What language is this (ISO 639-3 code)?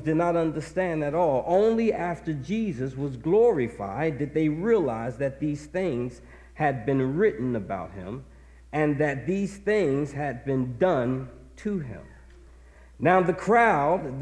eng